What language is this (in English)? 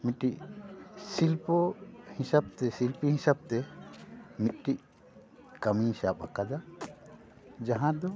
Santali